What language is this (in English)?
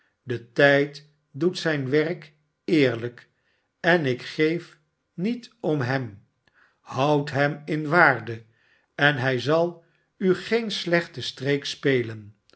Dutch